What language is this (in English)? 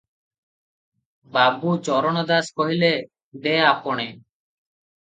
Odia